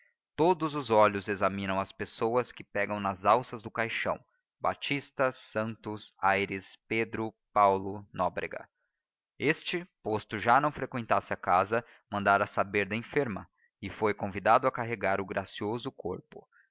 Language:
Portuguese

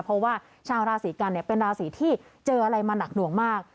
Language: Thai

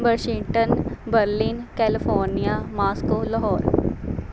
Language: Punjabi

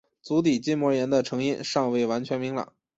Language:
Chinese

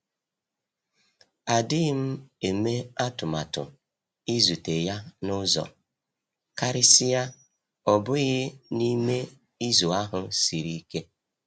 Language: Igbo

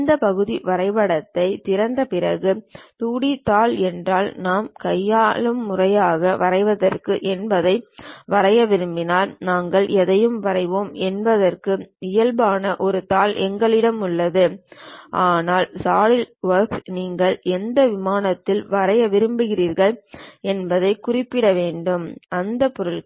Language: Tamil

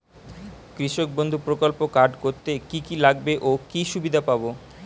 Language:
Bangla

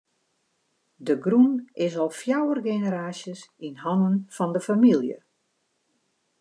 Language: Western Frisian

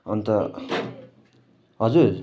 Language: Nepali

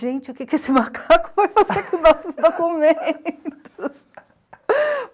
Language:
Portuguese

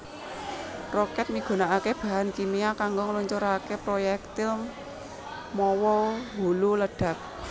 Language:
Javanese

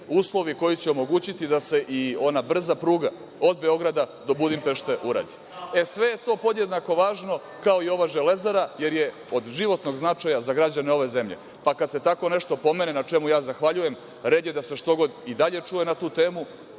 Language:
Serbian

